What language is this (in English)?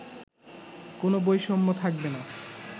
Bangla